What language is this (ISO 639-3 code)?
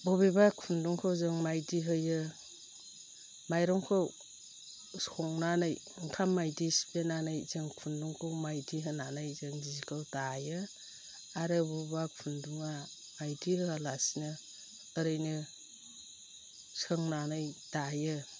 brx